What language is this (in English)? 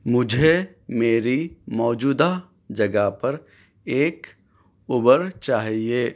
Urdu